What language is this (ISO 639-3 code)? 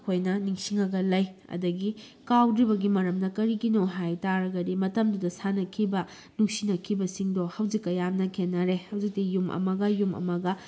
mni